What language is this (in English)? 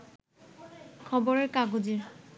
Bangla